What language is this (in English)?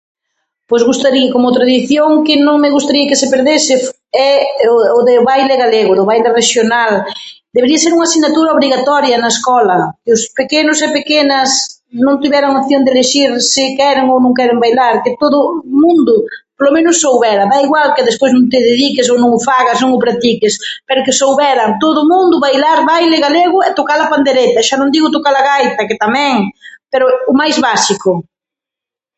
Galician